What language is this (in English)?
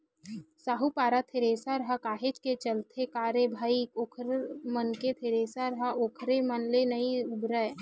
Chhattisgarhi